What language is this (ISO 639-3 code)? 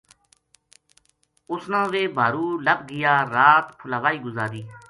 gju